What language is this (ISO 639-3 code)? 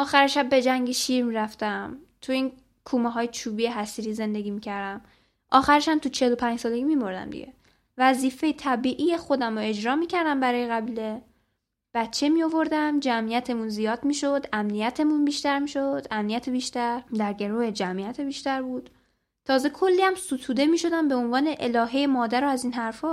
fas